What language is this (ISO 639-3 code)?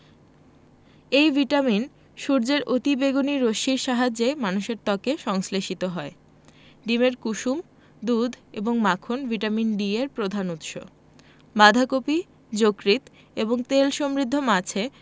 ben